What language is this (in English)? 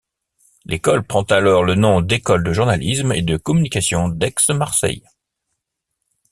French